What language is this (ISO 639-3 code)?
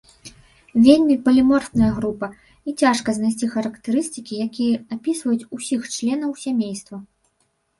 bel